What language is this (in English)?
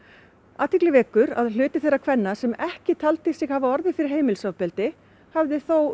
Icelandic